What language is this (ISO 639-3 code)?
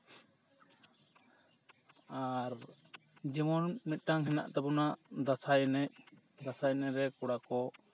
sat